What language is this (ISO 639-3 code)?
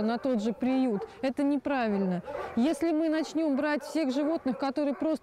rus